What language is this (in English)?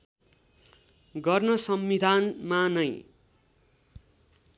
Nepali